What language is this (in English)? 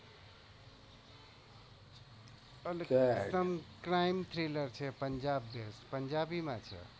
Gujarati